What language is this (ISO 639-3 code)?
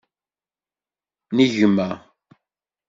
kab